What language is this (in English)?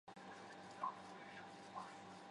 Chinese